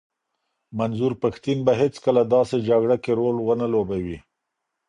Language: Pashto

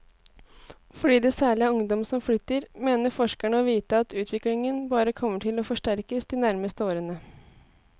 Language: Norwegian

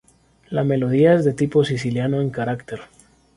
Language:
Spanish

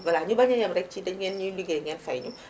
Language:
Wolof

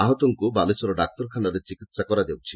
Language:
Odia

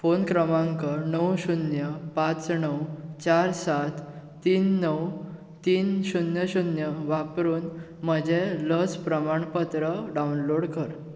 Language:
Konkani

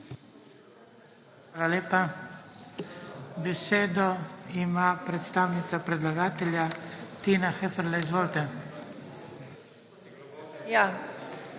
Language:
Slovenian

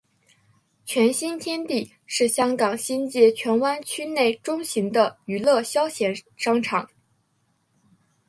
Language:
Chinese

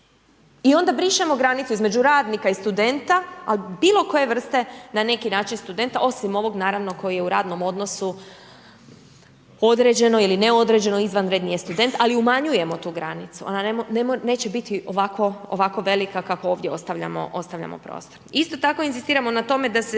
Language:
Croatian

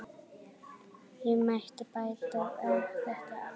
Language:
Icelandic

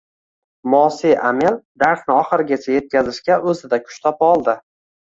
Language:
Uzbek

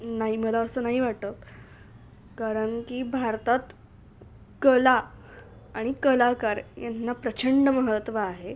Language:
Marathi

